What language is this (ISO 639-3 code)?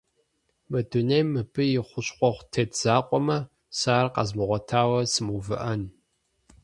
kbd